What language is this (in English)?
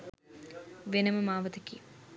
Sinhala